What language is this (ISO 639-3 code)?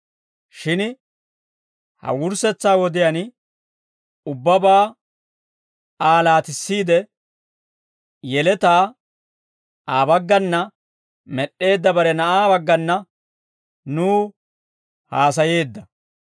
dwr